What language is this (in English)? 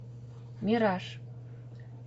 Russian